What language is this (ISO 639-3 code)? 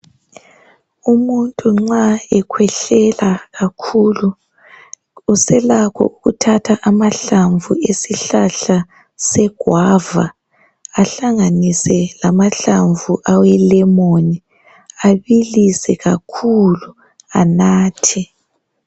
nde